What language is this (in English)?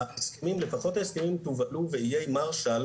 Hebrew